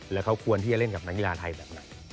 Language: Thai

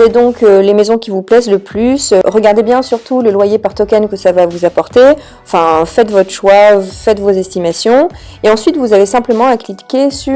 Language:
French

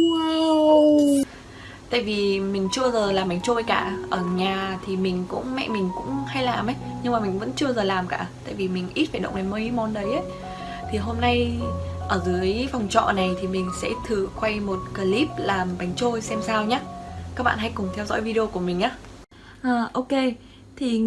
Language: Vietnamese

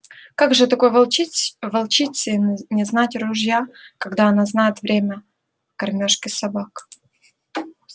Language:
Russian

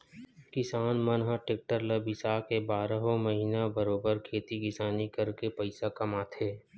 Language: Chhattisgarhi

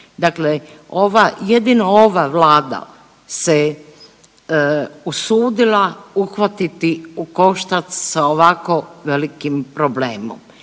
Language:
Croatian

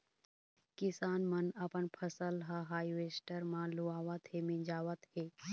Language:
Chhattisgarhi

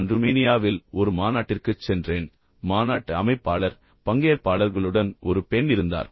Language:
Tamil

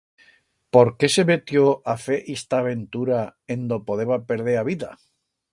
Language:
Aragonese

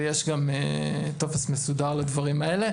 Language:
Hebrew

